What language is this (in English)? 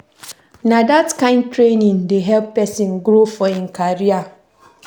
Nigerian Pidgin